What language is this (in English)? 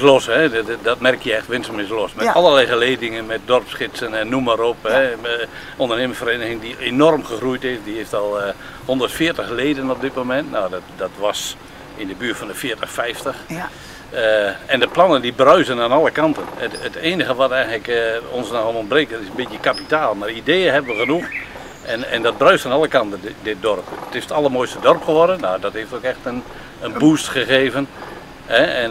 Dutch